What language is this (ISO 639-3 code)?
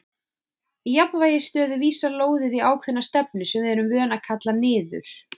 isl